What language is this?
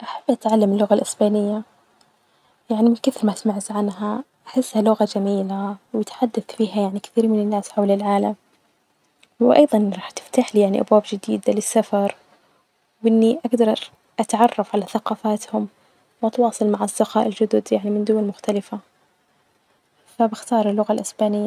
Najdi Arabic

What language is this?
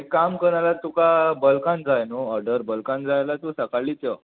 Konkani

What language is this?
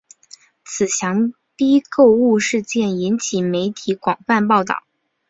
Chinese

